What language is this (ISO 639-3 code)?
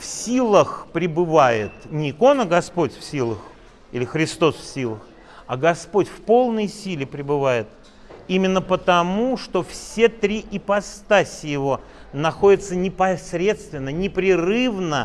rus